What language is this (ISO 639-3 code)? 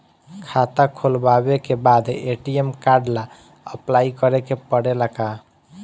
bho